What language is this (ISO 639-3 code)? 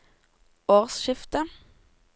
nor